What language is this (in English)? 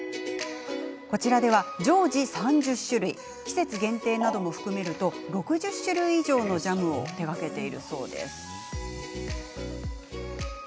Japanese